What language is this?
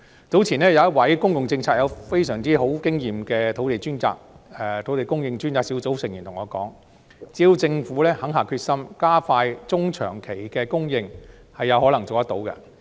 Cantonese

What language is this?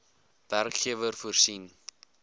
Afrikaans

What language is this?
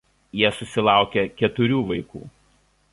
Lithuanian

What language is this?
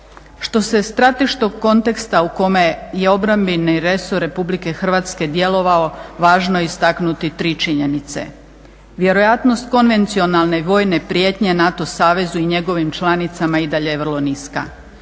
Croatian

